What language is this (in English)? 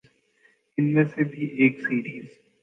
Urdu